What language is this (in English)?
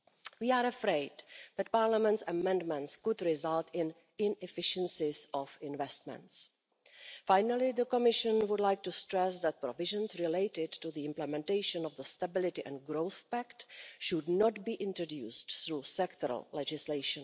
English